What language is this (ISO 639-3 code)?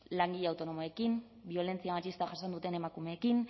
eus